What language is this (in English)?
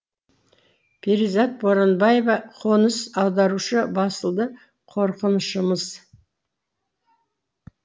Kazakh